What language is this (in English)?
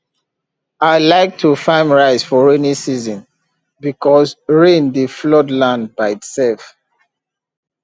Nigerian Pidgin